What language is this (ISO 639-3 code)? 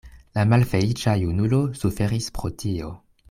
epo